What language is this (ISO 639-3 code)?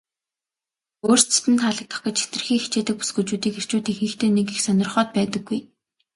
mon